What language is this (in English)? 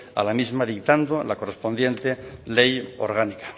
Spanish